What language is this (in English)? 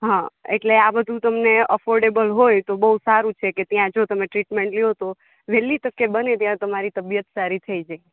Gujarati